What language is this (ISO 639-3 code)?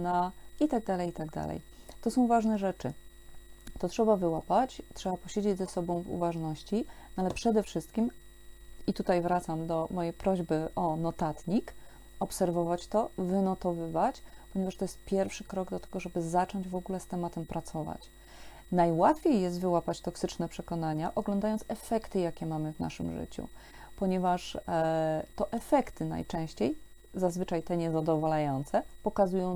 pol